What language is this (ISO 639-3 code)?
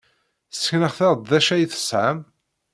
kab